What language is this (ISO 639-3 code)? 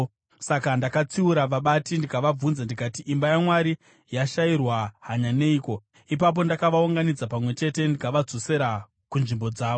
sna